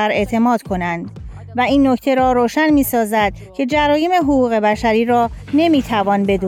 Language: Persian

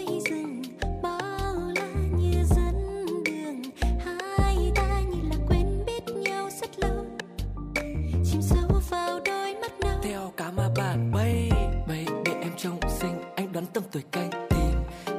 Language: Vietnamese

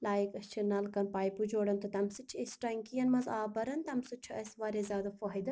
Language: Kashmiri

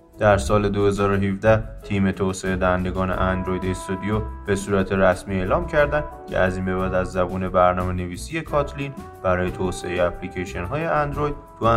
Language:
Persian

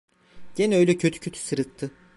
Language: Turkish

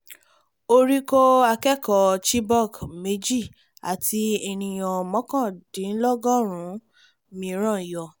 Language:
Yoruba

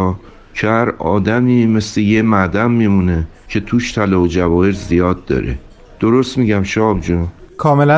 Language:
Persian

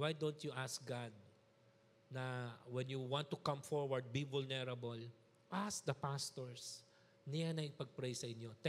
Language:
Filipino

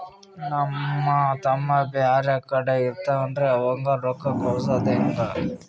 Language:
Kannada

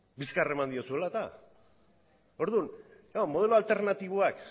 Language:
Basque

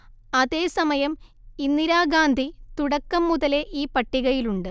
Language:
Malayalam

